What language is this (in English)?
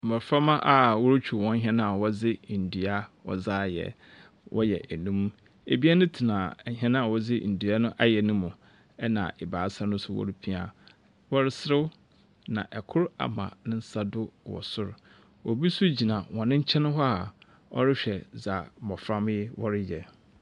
Akan